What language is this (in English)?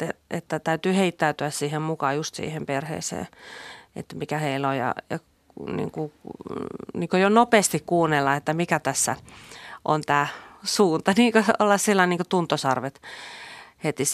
Finnish